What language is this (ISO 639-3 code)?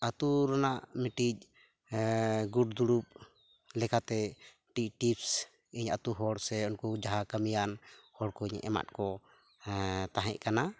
sat